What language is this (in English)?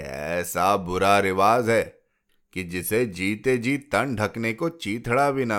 Hindi